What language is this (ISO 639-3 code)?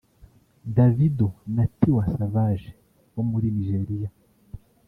kin